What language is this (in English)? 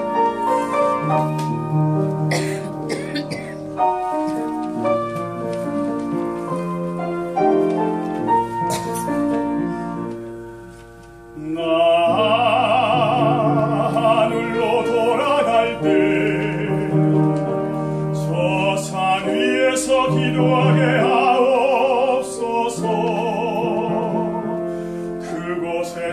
Ukrainian